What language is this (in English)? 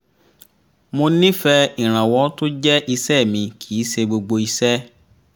Yoruba